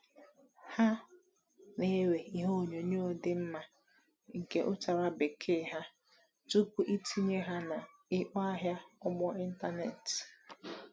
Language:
Igbo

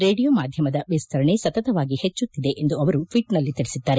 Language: Kannada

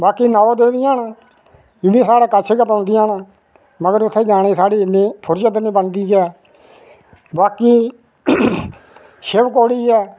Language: Dogri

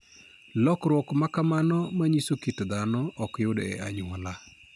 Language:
Luo (Kenya and Tanzania)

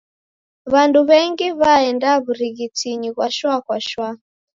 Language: Taita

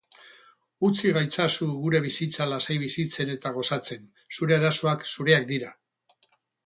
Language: Basque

